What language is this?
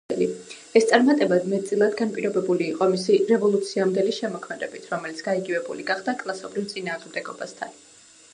Georgian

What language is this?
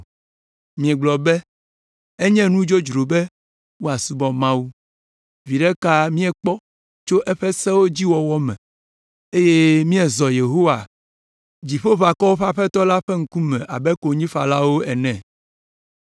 Ewe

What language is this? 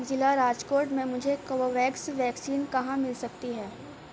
Urdu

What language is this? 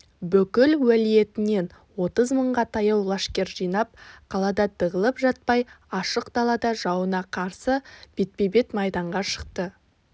Kazakh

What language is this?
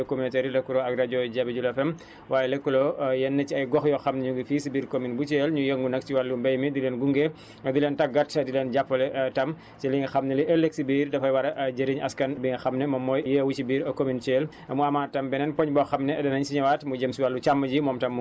Wolof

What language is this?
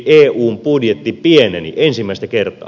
Finnish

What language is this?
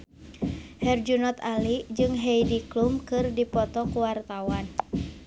Sundanese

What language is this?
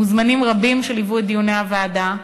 Hebrew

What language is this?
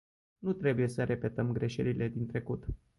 Romanian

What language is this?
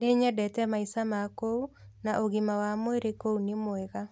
Kikuyu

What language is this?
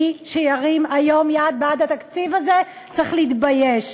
Hebrew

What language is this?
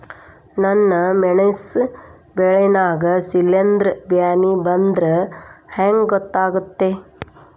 Kannada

